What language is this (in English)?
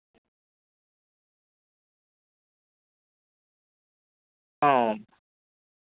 Santali